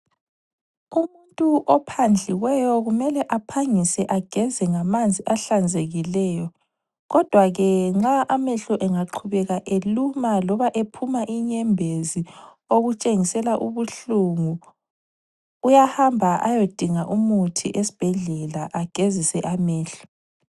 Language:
North Ndebele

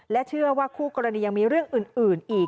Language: Thai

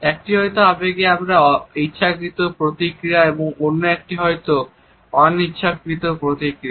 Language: Bangla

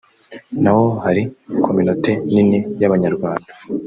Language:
Kinyarwanda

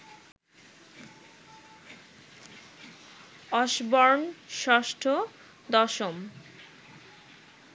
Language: Bangla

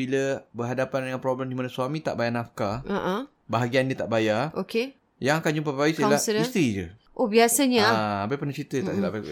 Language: Malay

